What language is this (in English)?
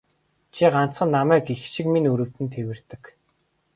Mongolian